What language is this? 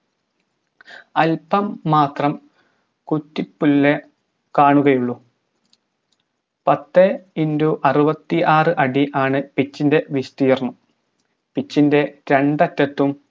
Malayalam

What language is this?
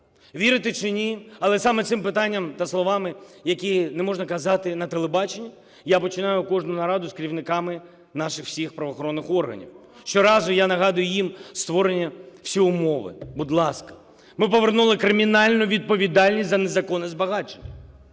Ukrainian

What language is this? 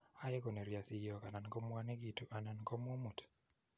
Kalenjin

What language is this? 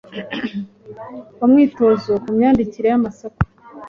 Kinyarwanda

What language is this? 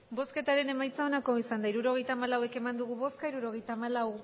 Basque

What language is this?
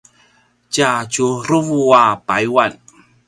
Paiwan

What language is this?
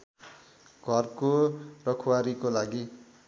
Nepali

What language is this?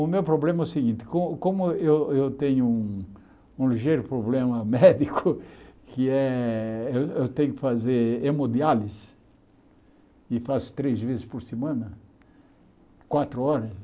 Portuguese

